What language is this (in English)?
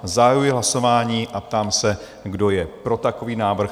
Czech